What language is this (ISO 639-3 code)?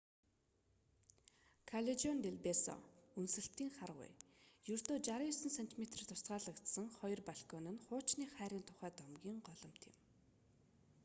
mon